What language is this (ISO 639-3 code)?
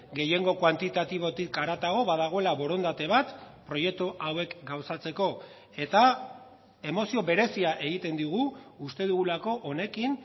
eus